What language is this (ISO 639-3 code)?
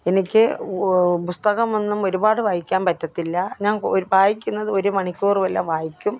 mal